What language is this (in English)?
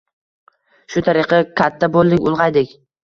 Uzbek